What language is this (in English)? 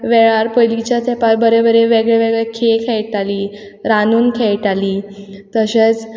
Konkani